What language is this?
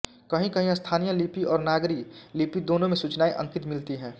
Hindi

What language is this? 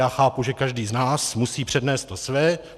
Czech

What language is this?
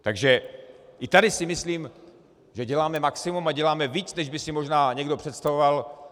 Czech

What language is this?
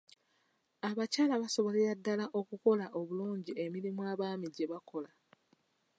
Ganda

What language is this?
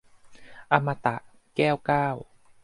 Thai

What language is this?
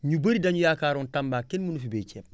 Wolof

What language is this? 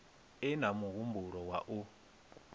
Venda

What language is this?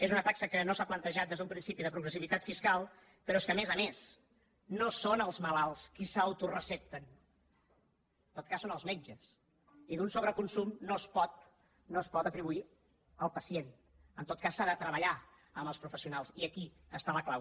Catalan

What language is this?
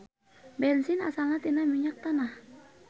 Sundanese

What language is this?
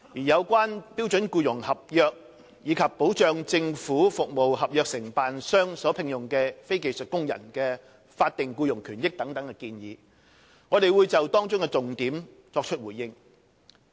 Cantonese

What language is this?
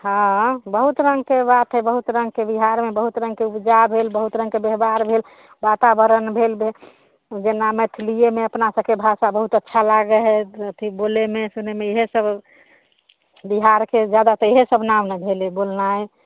Maithili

